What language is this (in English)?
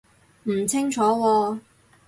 Cantonese